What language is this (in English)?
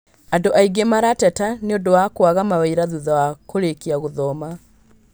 Kikuyu